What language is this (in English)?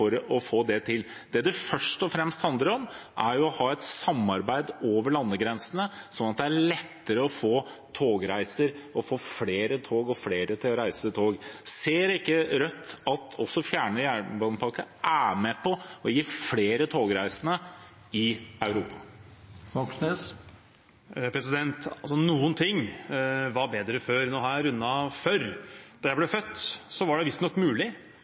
Norwegian Bokmål